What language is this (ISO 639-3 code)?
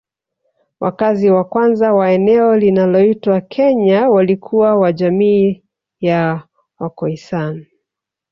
swa